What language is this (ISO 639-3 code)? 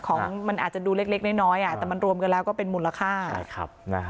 tha